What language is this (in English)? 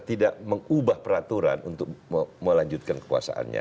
Indonesian